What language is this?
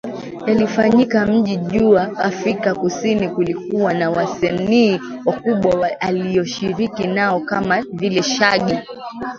Swahili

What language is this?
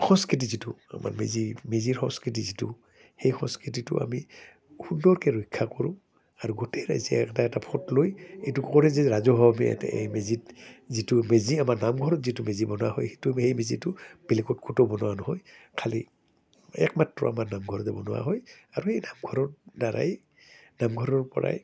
Assamese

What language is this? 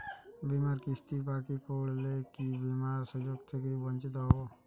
Bangla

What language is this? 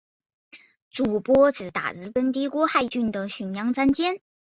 Chinese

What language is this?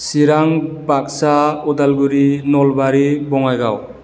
Bodo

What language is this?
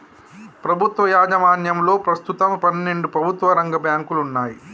Telugu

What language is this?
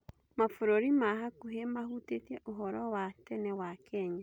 Kikuyu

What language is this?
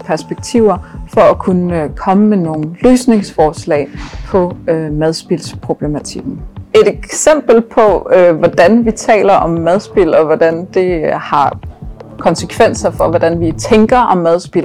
Danish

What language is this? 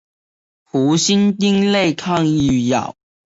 Chinese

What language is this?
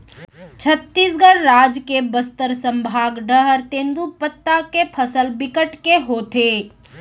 Chhattisgarhi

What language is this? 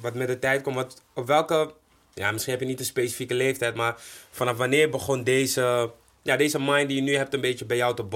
Dutch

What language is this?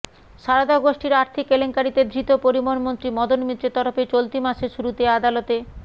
Bangla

